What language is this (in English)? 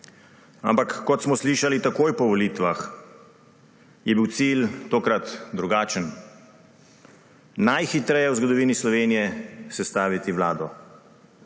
Slovenian